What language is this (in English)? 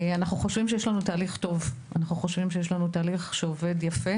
Hebrew